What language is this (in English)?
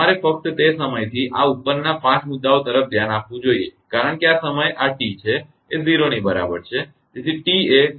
Gujarati